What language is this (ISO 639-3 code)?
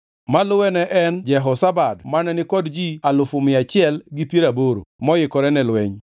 luo